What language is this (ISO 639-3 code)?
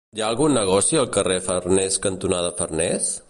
cat